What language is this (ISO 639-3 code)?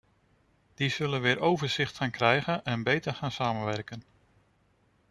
nld